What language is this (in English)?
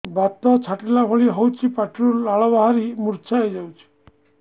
Odia